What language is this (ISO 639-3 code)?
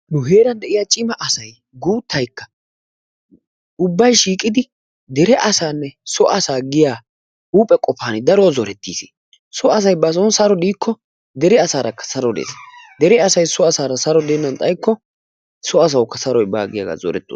wal